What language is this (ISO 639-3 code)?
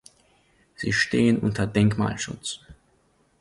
deu